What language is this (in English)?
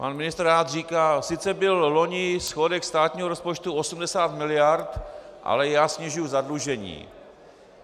Czech